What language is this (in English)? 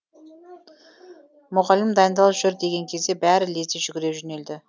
Kazakh